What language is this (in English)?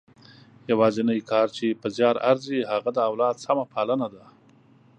Pashto